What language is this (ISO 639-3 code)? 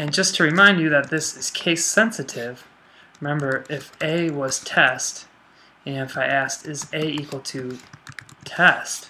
eng